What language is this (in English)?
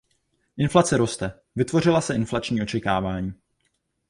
Czech